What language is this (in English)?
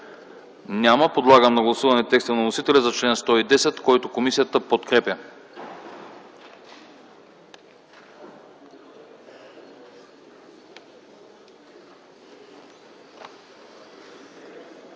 Bulgarian